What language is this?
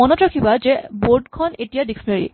Assamese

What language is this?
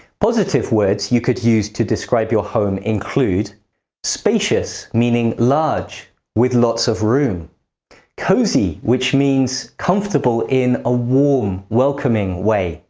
English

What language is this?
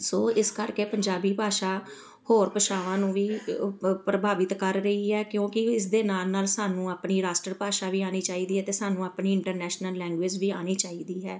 Punjabi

